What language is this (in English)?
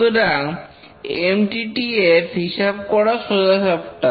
Bangla